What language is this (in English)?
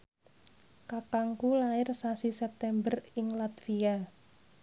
Javanese